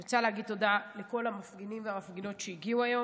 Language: Hebrew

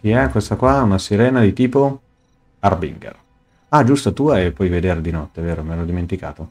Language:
Italian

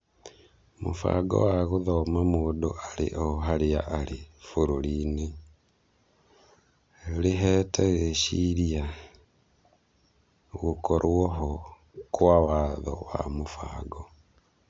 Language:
Kikuyu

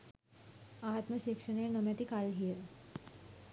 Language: Sinhala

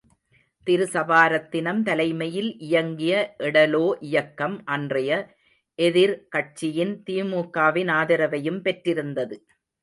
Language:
Tamil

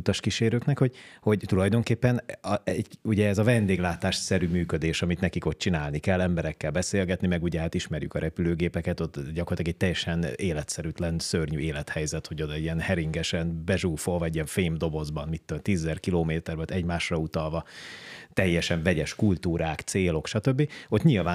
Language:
Hungarian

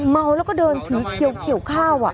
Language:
Thai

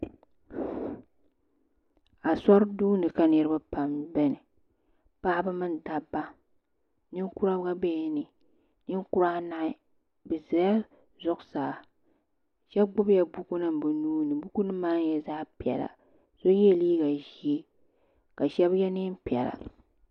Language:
Dagbani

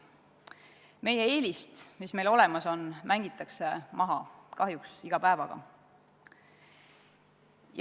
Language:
Estonian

